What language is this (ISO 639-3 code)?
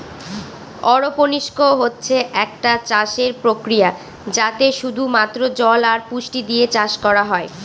ben